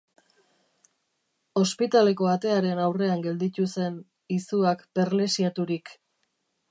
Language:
Basque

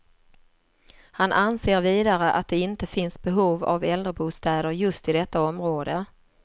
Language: Swedish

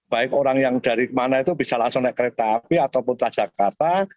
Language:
Indonesian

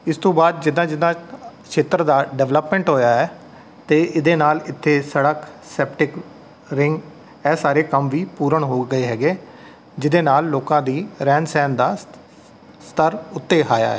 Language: Punjabi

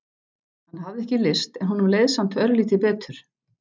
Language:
Icelandic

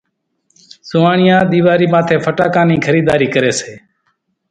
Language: Kachi Koli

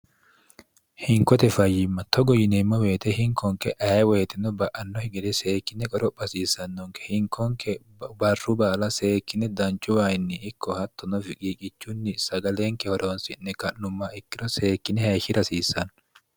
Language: Sidamo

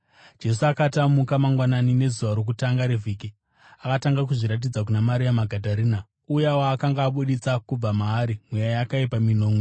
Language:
Shona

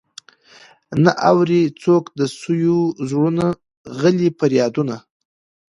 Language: Pashto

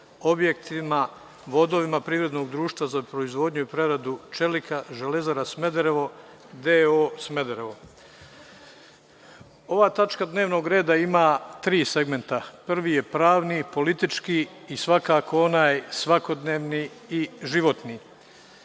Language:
Serbian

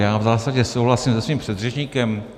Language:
Czech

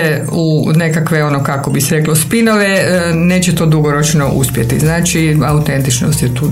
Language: Croatian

